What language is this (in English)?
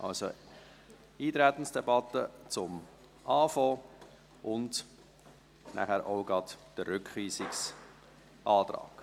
Swiss German